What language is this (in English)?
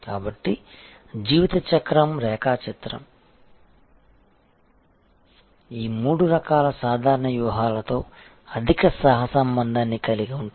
Telugu